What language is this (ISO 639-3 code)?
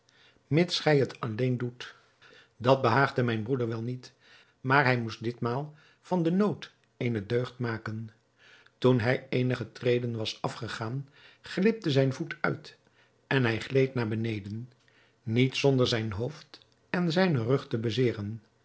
nld